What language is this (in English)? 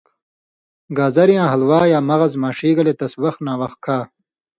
Indus Kohistani